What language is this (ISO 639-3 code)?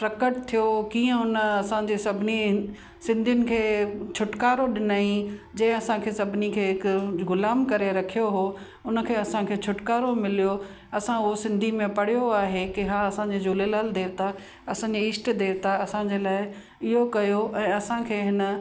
snd